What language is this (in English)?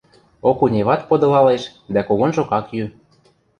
Western Mari